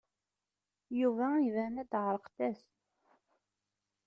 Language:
Kabyle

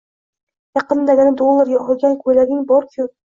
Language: Uzbek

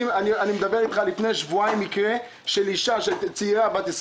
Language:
Hebrew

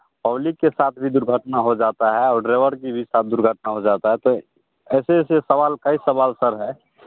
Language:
Hindi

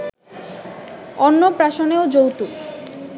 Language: Bangla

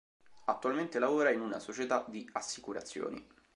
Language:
Italian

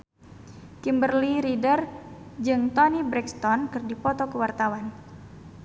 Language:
Sundanese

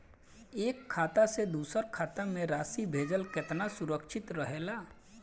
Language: Bhojpuri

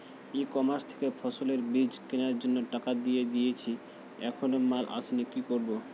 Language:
Bangla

